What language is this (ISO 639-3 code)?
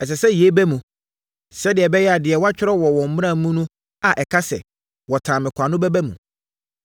aka